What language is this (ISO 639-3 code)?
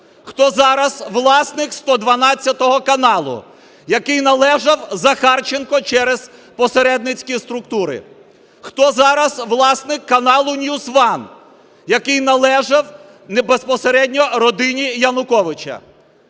ukr